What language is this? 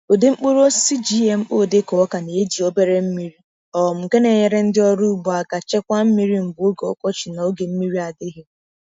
Igbo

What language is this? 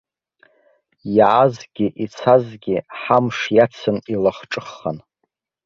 Abkhazian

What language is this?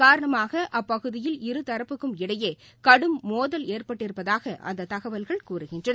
Tamil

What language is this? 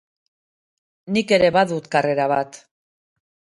Basque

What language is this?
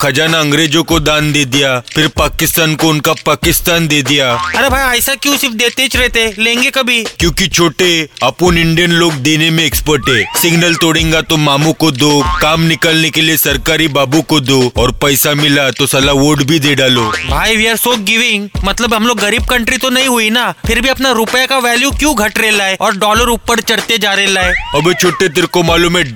Hindi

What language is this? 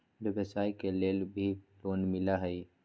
Magahi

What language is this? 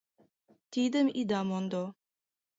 Mari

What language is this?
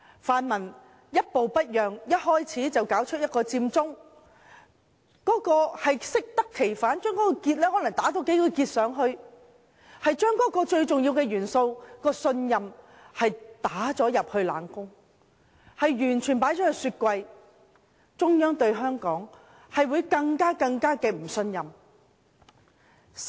Cantonese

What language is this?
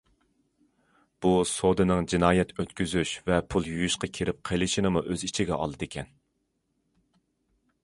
Uyghur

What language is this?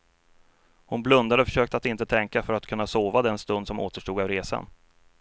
Swedish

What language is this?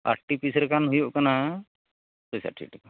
Santali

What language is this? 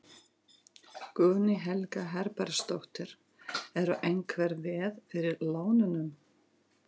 Icelandic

